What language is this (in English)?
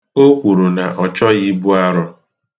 Igbo